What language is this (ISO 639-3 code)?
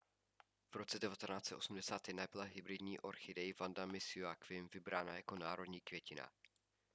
ces